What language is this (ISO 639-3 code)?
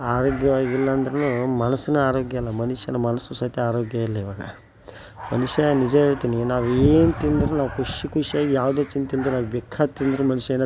kan